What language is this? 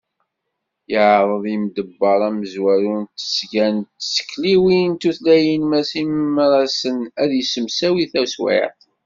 Kabyle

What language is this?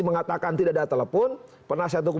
Indonesian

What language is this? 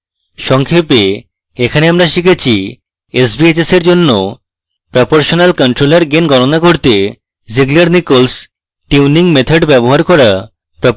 Bangla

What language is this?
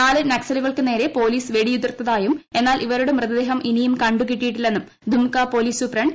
Malayalam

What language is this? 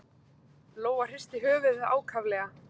Icelandic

